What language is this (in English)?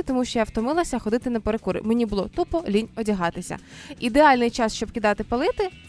Ukrainian